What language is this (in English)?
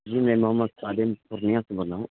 Urdu